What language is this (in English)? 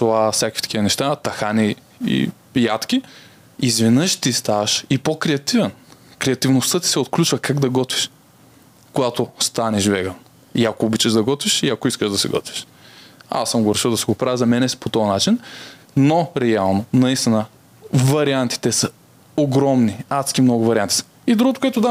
Bulgarian